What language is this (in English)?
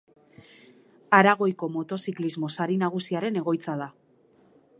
Basque